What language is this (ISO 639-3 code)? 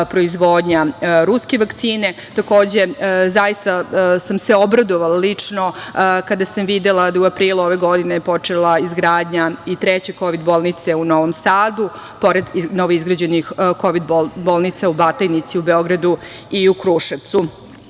srp